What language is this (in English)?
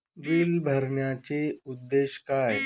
Marathi